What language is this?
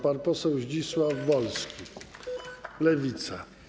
Polish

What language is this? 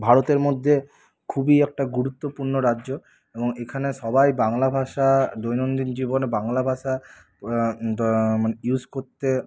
Bangla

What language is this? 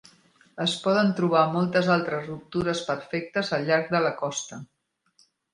Catalan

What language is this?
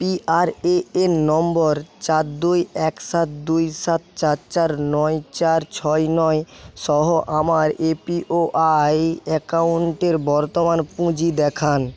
Bangla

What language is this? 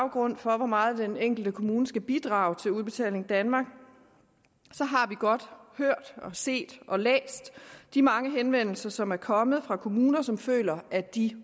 Danish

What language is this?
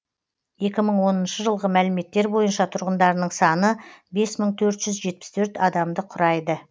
Kazakh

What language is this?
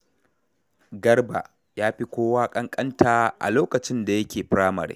Hausa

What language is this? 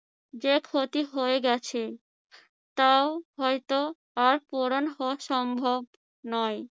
Bangla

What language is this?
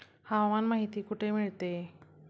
Marathi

